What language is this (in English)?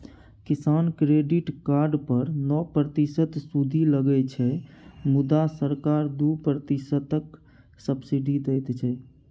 Maithili